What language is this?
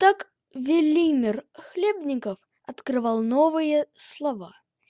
Russian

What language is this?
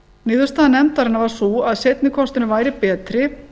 Icelandic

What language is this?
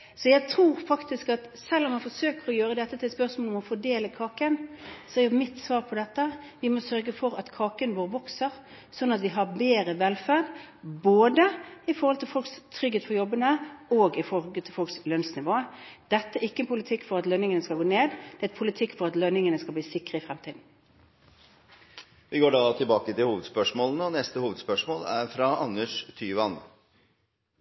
Norwegian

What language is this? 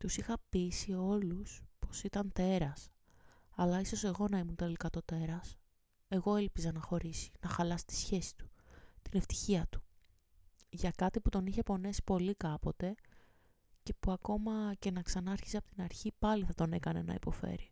Greek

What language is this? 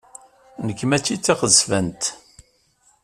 Kabyle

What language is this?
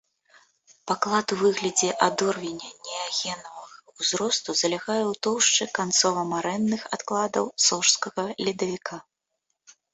Belarusian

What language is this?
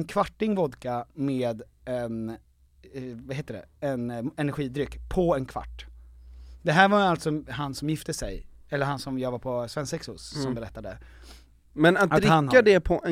Swedish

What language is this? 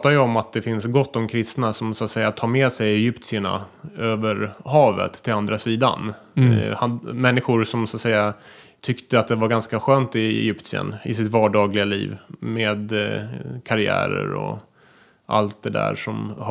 Swedish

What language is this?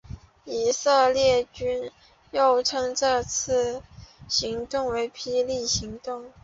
Chinese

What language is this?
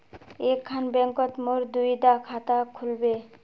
Magahi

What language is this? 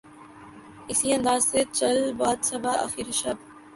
Urdu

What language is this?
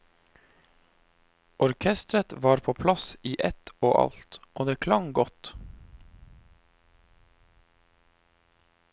Norwegian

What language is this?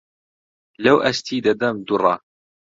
Central Kurdish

